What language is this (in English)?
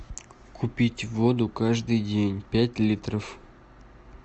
Russian